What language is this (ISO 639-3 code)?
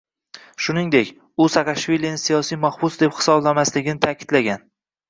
uzb